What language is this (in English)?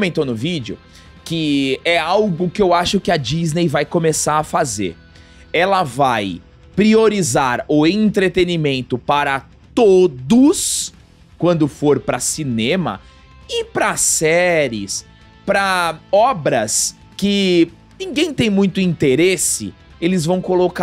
Portuguese